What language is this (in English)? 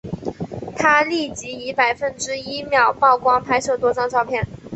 Chinese